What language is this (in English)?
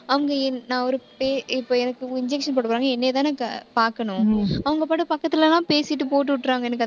Tamil